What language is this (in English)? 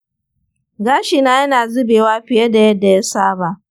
Hausa